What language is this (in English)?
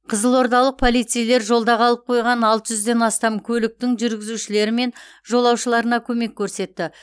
Kazakh